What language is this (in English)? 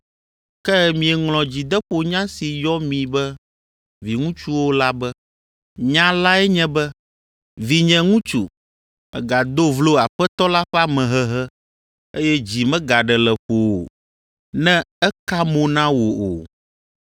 Ewe